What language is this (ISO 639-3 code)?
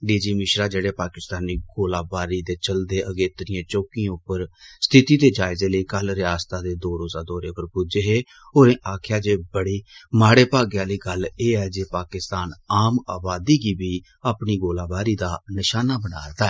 doi